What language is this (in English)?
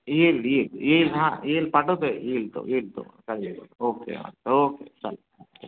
Marathi